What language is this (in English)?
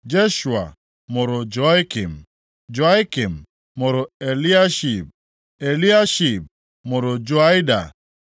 Igbo